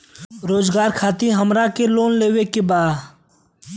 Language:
Bhojpuri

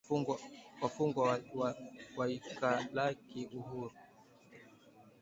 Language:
Swahili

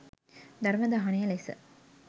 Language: Sinhala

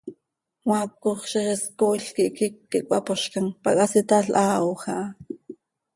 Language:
Seri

